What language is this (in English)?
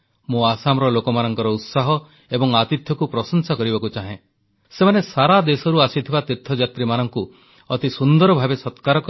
Odia